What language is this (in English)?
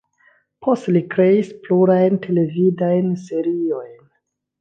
Esperanto